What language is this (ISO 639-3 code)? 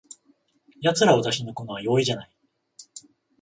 jpn